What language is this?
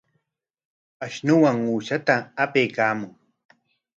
Corongo Ancash Quechua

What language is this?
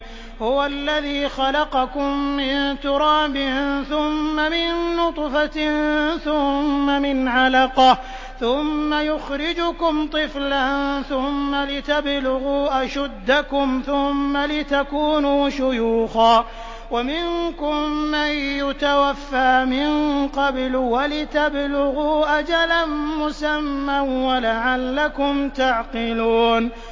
Arabic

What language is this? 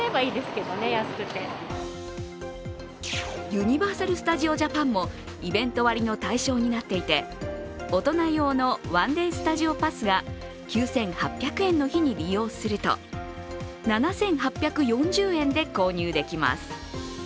Japanese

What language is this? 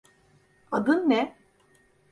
Turkish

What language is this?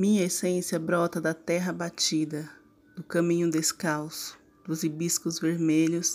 Portuguese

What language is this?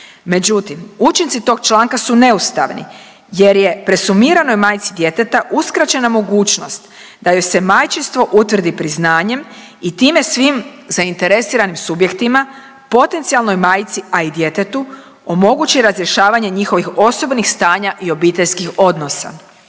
Croatian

